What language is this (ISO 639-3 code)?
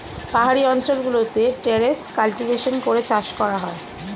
ben